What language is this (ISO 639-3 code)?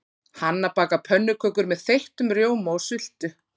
isl